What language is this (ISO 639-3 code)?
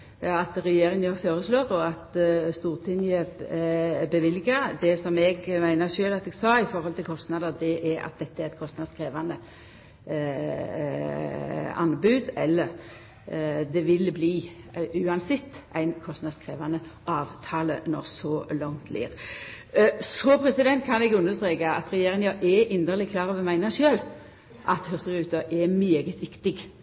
nno